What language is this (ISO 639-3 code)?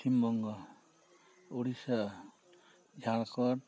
sat